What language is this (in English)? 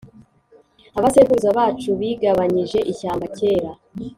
Kinyarwanda